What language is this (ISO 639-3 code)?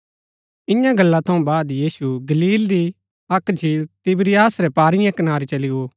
gbk